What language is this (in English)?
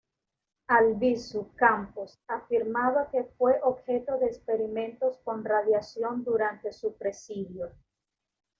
Spanish